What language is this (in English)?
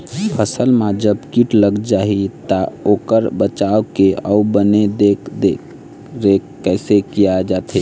Chhattisgarhi